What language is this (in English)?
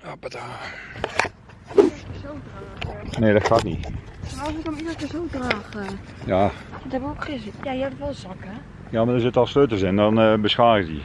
Dutch